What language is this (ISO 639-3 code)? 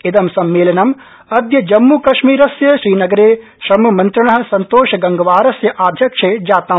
san